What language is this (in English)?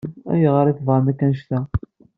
Kabyle